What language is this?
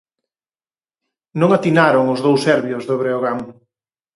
Galician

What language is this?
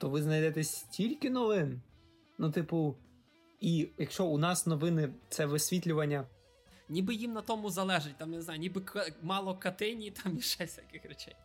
Ukrainian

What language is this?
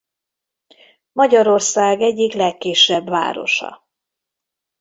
Hungarian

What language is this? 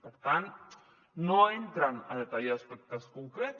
Catalan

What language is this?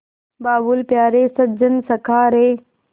Hindi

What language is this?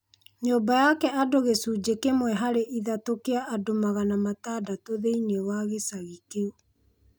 Kikuyu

